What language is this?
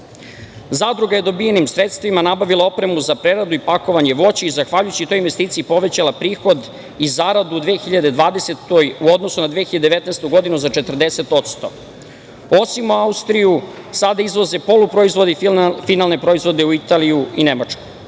Serbian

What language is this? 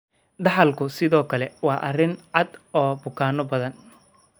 Somali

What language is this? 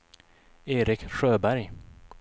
Swedish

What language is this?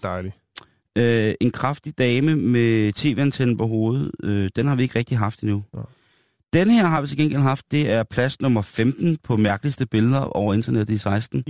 Danish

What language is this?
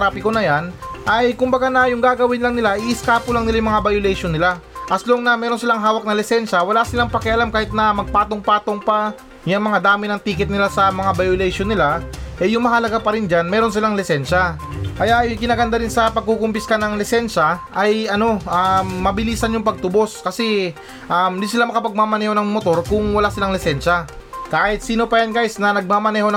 Filipino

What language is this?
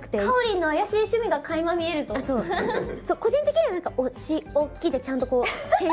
Japanese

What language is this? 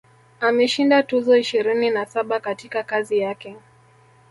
Swahili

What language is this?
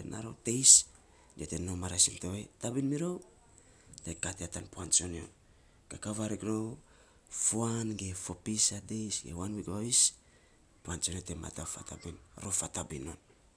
Saposa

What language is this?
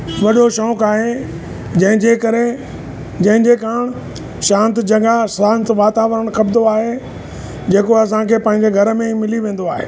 Sindhi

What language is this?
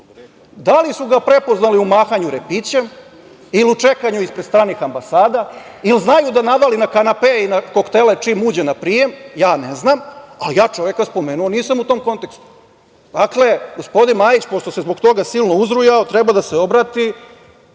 Serbian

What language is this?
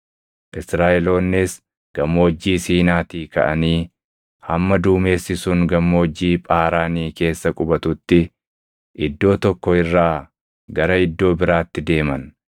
Oromo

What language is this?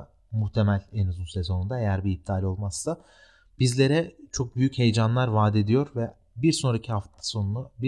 Turkish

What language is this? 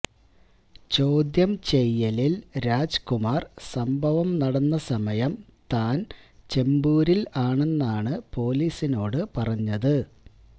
Malayalam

